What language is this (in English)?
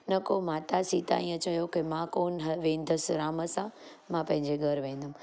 Sindhi